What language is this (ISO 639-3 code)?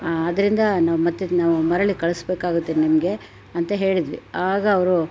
kan